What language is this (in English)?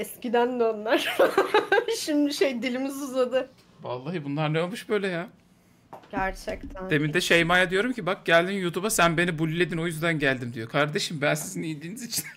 Turkish